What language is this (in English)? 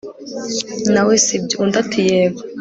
Kinyarwanda